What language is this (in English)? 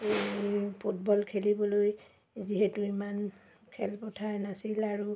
Assamese